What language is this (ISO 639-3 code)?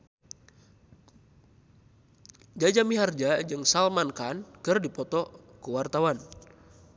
sun